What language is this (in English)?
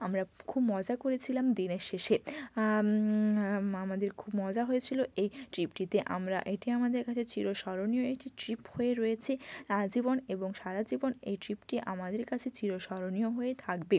Bangla